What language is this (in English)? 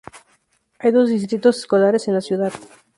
Spanish